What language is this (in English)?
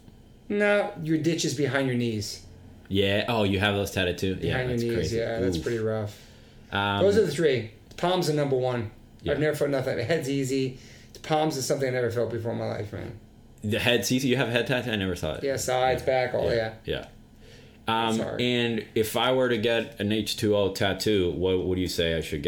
English